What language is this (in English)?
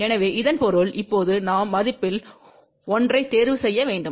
Tamil